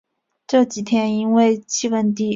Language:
Chinese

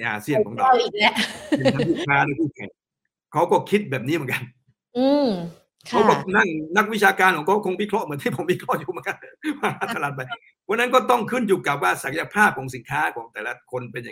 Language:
Thai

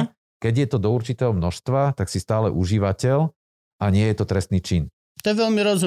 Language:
Slovak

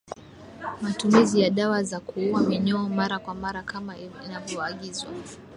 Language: Swahili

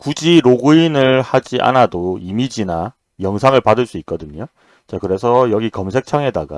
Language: Korean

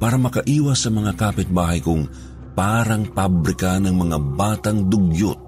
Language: Filipino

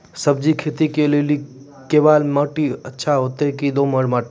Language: Maithili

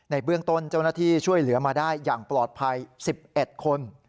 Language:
Thai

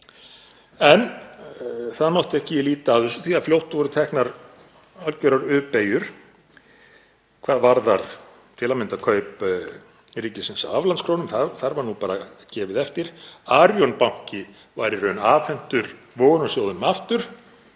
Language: Icelandic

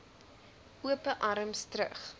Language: Afrikaans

